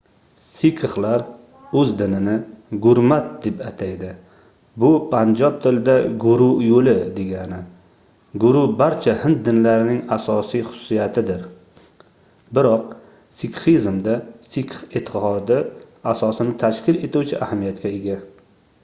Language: Uzbek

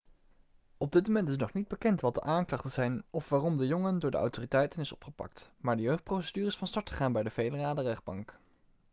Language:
Dutch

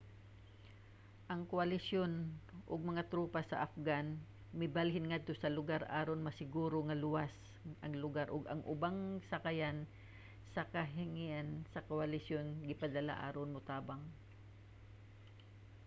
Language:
Cebuano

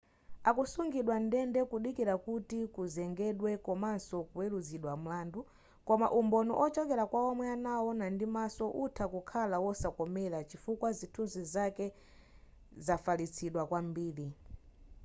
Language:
Nyanja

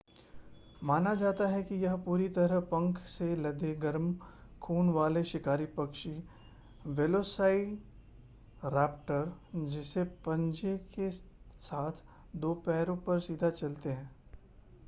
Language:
Hindi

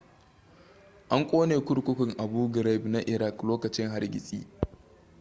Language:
Hausa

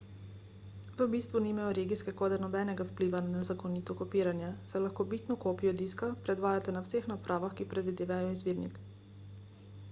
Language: Slovenian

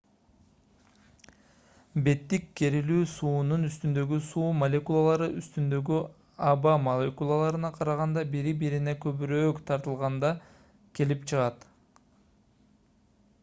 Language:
Kyrgyz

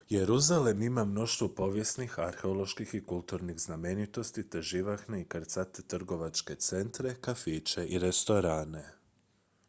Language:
Croatian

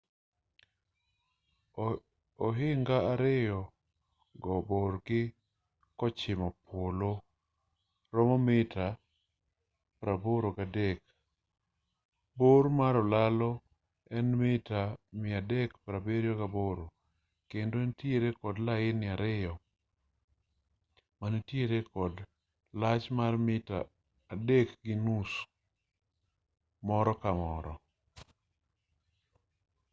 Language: Luo (Kenya and Tanzania)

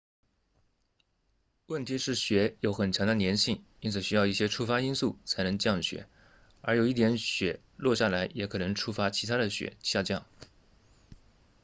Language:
Chinese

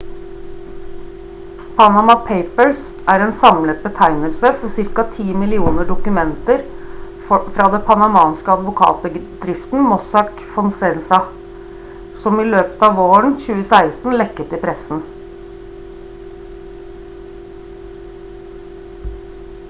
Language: Norwegian Bokmål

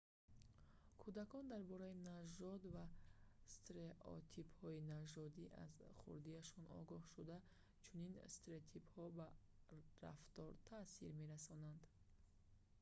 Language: Tajik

